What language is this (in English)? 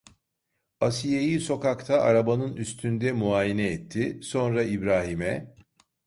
Turkish